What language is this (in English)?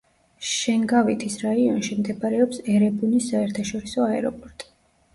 Georgian